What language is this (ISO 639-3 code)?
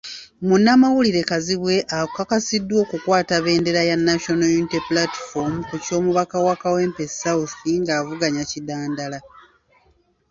lug